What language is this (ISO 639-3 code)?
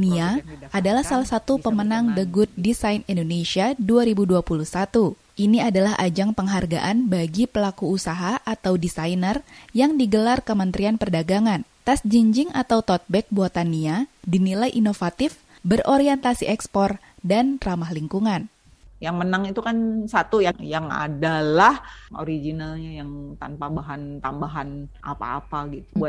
ind